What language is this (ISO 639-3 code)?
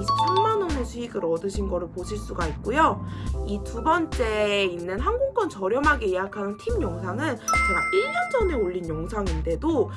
kor